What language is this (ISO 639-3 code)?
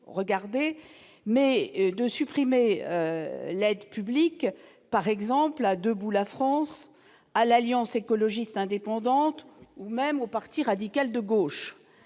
fra